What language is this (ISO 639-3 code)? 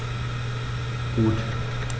deu